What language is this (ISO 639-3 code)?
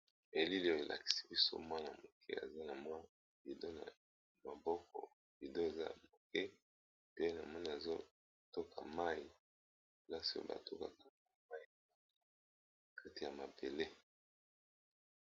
lin